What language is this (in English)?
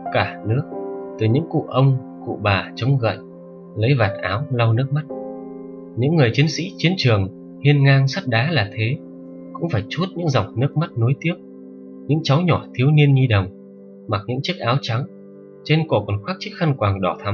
Vietnamese